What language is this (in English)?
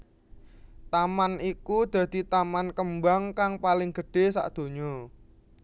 Javanese